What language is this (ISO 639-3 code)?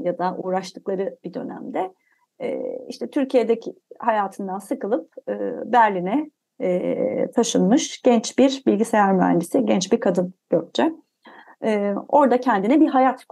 tur